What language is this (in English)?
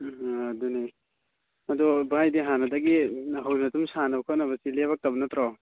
Manipuri